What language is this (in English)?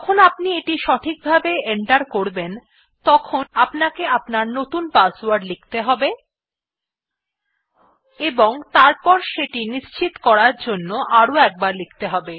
Bangla